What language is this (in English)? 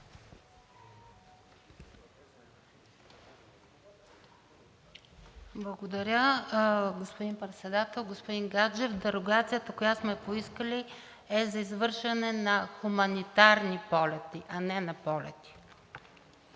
Bulgarian